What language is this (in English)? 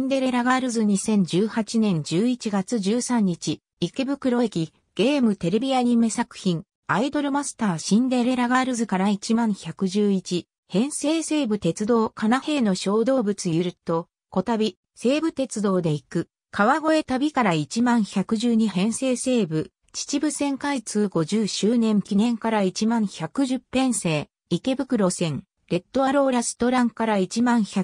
Japanese